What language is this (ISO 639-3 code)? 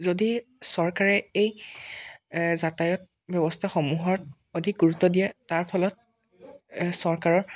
asm